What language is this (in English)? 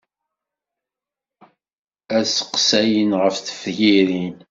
Kabyle